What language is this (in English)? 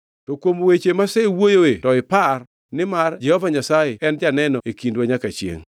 Luo (Kenya and Tanzania)